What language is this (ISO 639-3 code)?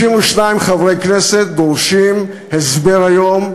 heb